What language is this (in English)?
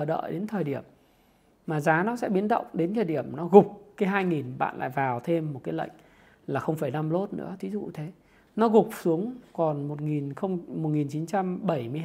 Vietnamese